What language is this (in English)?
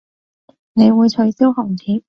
Cantonese